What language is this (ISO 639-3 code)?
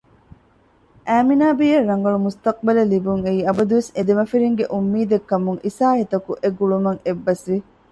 div